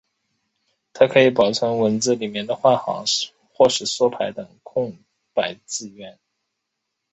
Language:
Chinese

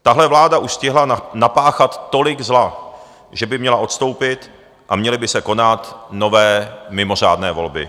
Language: Czech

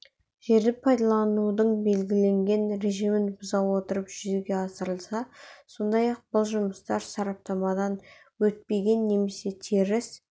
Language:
Kazakh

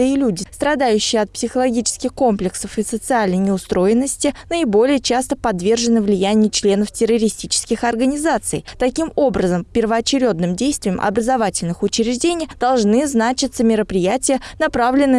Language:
Russian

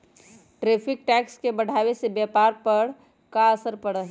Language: Magahi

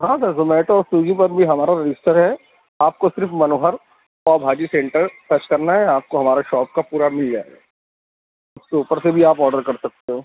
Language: Urdu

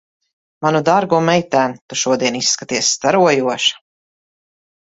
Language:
Latvian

